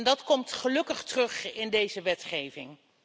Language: Dutch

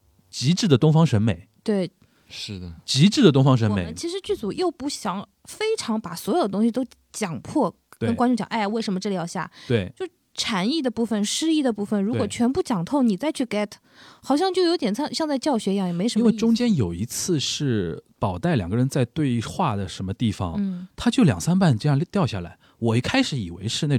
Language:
Chinese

